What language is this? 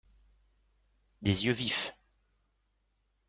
French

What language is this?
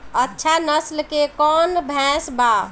Bhojpuri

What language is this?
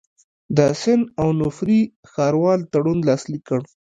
Pashto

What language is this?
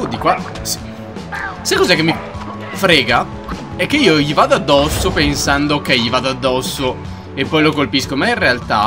Italian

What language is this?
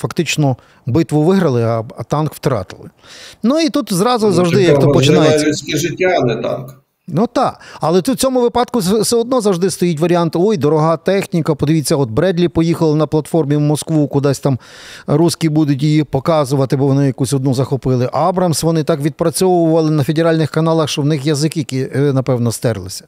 Ukrainian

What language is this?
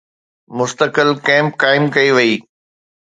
Sindhi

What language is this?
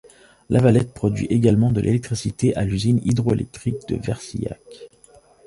French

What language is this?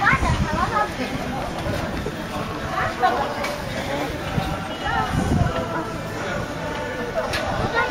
Japanese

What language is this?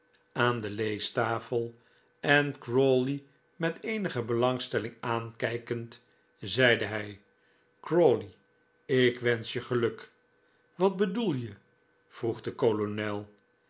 Dutch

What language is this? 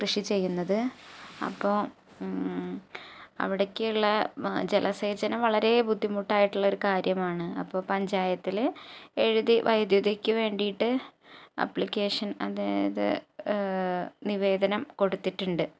Malayalam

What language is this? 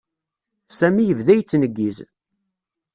Kabyle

